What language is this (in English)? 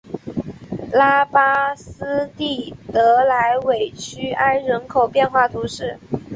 Chinese